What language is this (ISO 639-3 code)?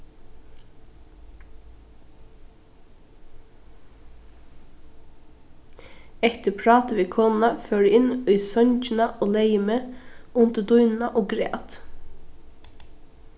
fao